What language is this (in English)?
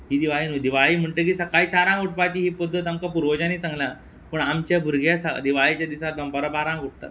Konkani